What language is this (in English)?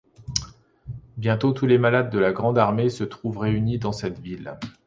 French